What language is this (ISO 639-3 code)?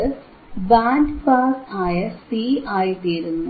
mal